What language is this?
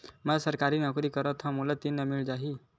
Chhattisgarhi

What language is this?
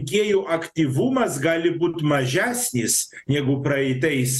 Lithuanian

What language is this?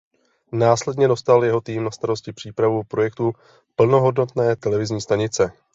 Czech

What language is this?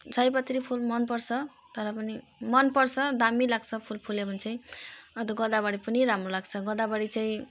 Nepali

